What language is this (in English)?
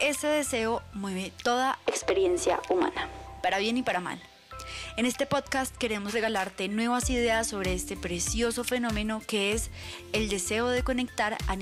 Spanish